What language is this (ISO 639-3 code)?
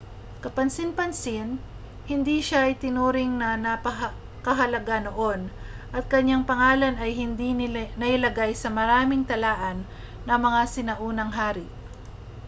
fil